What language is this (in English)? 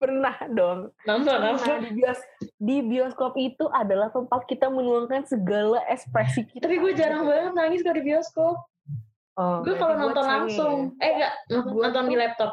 Indonesian